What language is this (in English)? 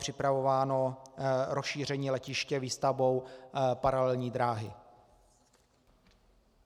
Czech